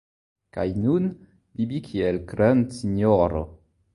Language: Esperanto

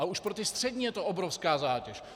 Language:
Czech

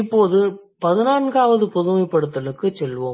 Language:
Tamil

